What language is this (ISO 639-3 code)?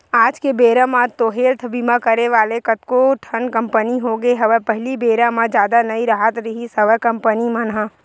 hne